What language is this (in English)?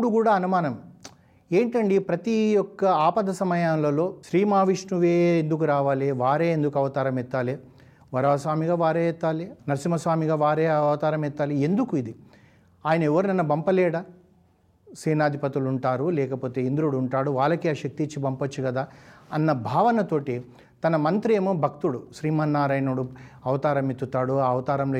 Telugu